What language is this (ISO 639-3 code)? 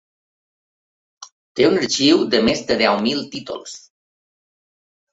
cat